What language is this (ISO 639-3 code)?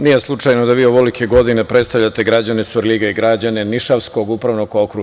srp